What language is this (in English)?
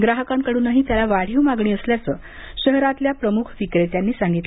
Marathi